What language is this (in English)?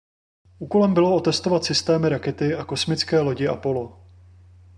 Czech